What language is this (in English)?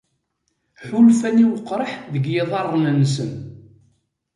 Kabyle